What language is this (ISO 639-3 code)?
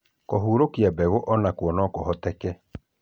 kik